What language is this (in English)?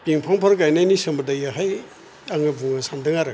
Bodo